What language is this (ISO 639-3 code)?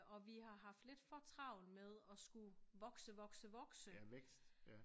dan